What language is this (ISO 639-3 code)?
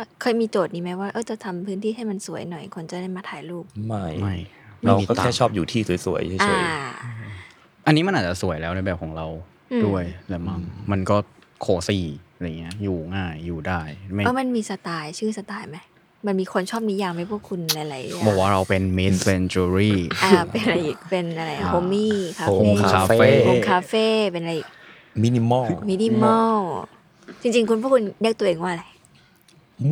tha